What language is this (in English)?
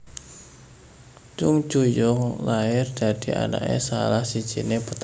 Javanese